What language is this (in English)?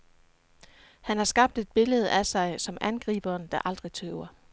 Danish